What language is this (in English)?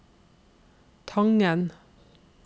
Norwegian